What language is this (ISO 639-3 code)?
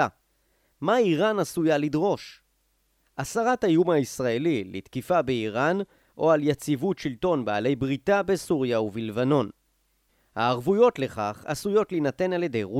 heb